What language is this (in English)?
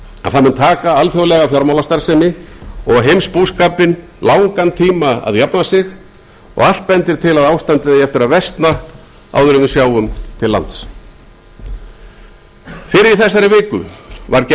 Icelandic